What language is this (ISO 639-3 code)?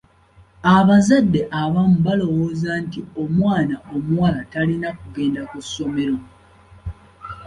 lug